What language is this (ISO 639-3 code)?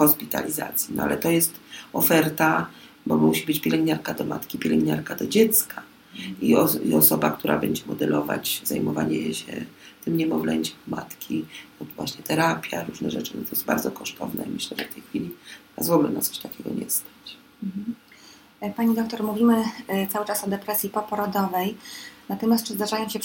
pol